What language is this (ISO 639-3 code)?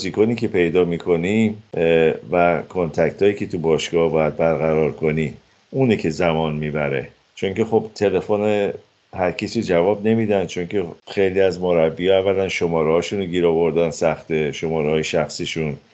fas